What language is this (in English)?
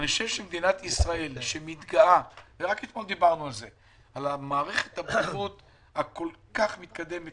Hebrew